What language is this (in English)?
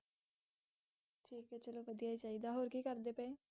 Punjabi